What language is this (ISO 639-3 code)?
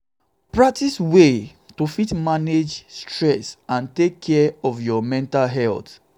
pcm